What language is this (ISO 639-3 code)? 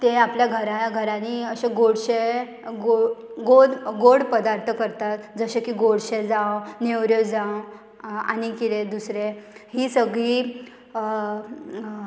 kok